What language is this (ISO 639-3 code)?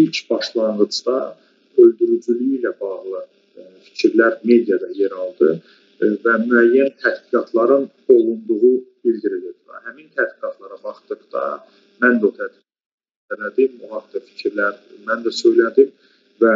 tur